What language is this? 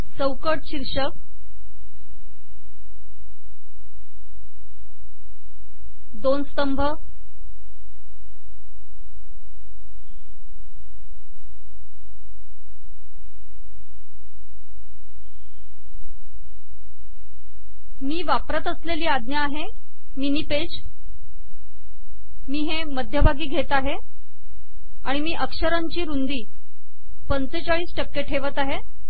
Marathi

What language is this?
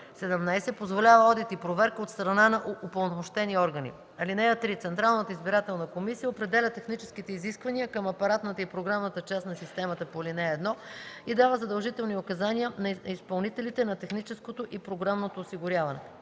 Bulgarian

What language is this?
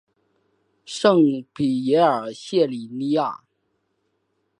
Chinese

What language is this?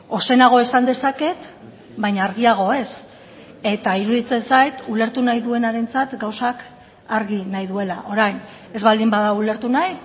Basque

